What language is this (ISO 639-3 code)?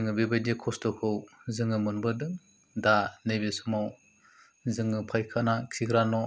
brx